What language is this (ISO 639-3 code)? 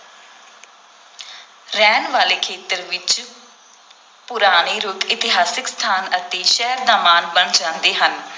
pan